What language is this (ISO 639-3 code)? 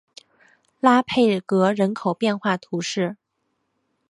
zho